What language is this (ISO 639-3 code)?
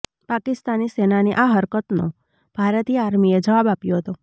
guj